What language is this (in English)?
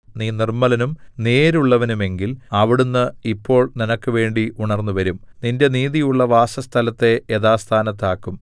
Malayalam